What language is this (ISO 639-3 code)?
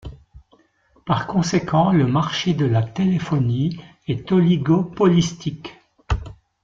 fra